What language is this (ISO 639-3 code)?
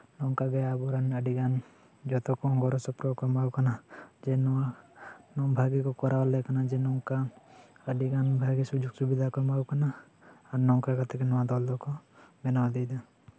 sat